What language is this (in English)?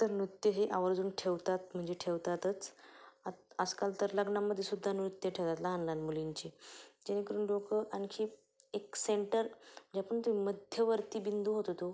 Marathi